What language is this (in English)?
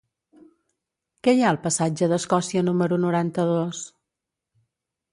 Catalan